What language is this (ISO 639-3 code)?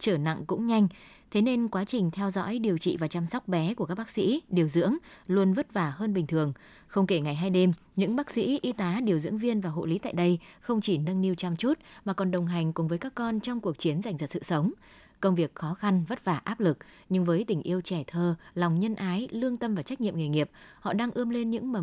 vie